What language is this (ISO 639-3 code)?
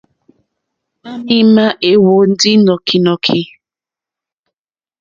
bri